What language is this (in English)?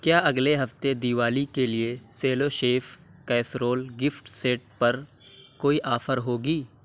Urdu